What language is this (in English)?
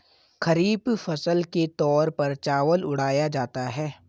Hindi